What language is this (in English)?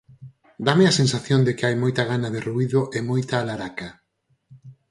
Galician